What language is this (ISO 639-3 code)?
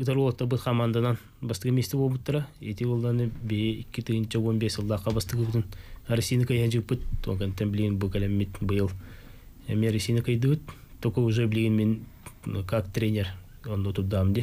rus